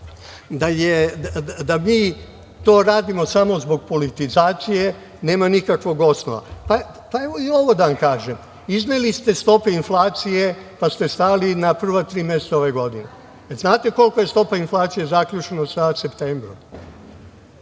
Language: Serbian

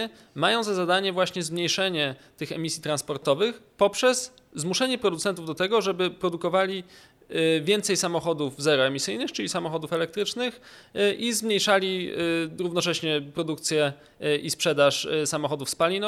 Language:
Polish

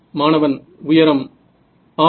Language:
Tamil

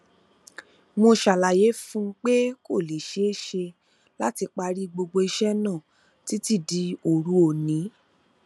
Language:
Yoruba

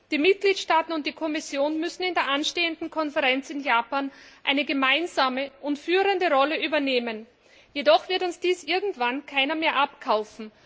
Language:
German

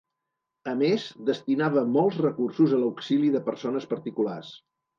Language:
Catalan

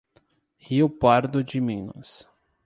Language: Portuguese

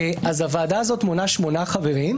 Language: Hebrew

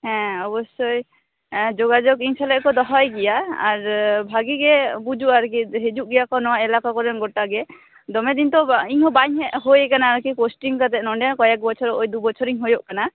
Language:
Santali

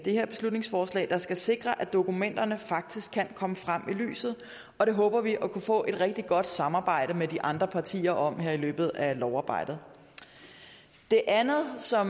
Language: Danish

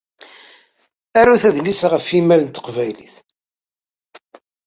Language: Kabyle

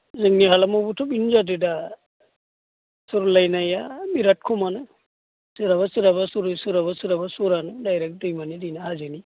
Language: Bodo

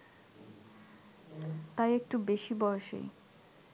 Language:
Bangla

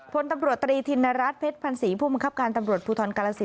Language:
Thai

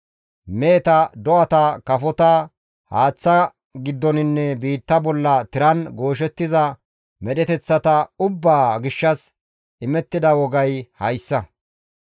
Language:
Gamo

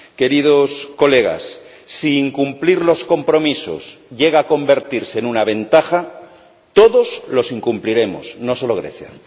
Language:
Spanish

